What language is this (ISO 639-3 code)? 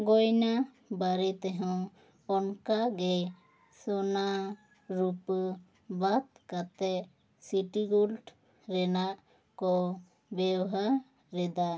sat